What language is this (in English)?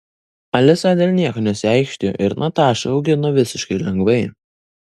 Lithuanian